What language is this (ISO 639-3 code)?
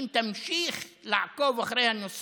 heb